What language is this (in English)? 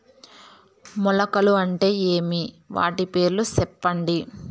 Telugu